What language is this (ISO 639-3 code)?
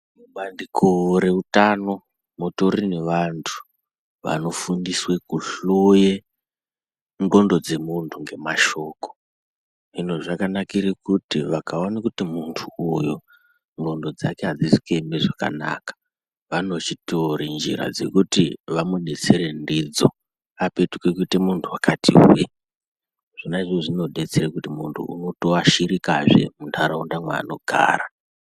ndc